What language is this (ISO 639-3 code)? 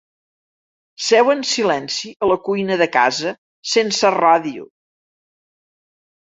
cat